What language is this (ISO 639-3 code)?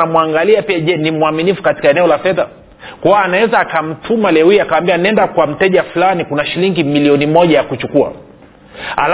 swa